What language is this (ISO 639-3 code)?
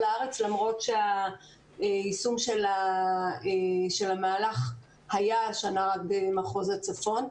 heb